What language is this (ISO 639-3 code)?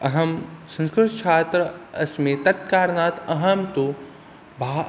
san